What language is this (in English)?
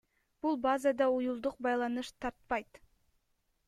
Kyrgyz